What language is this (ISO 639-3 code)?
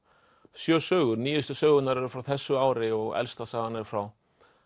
isl